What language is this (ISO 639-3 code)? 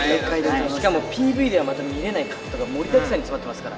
jpn